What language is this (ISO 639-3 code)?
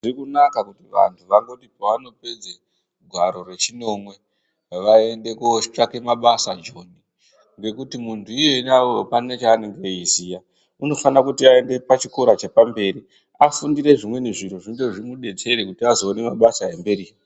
ndc